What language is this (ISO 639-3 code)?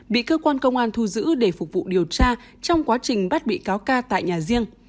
vie